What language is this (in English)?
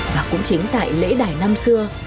Vietnamese